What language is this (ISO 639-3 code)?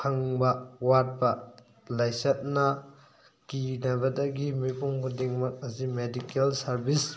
mni